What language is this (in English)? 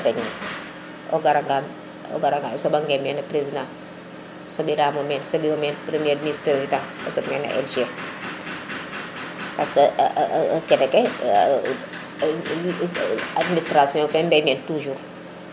Serer